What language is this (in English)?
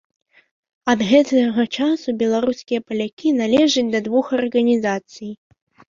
Belarusian